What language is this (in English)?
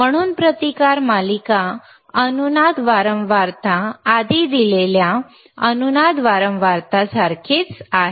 Marathi